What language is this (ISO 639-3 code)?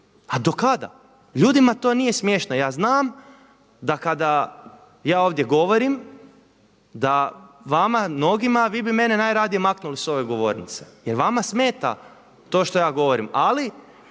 hrv